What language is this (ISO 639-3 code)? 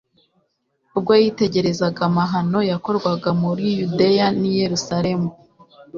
kin